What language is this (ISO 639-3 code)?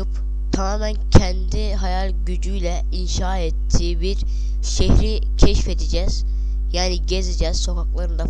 tur